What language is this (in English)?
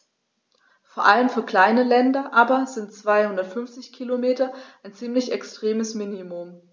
German